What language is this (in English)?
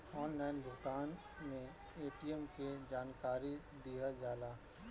Bhojpuri